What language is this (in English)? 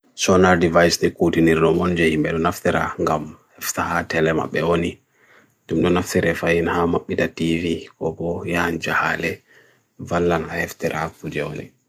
Bagirmi Fulfulde